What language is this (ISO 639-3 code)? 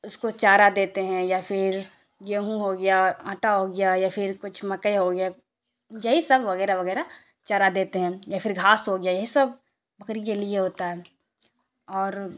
urd